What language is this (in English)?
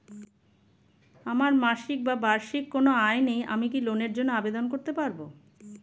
Bangla